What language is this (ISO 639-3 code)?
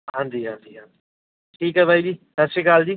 pan